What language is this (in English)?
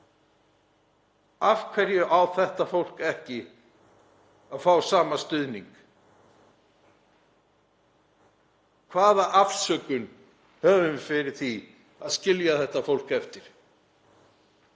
Icelandic